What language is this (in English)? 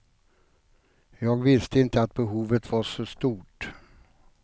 Swedish